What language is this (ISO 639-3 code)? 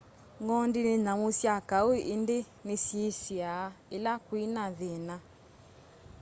kam